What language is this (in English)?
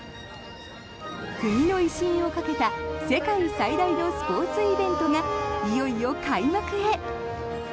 Japanese